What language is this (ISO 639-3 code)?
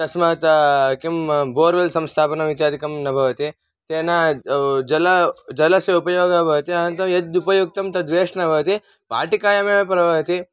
san